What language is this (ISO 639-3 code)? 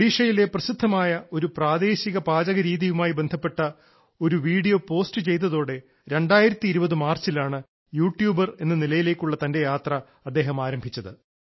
mal